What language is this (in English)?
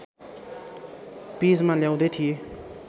Nepali